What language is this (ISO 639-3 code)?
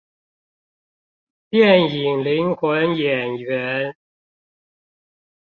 zho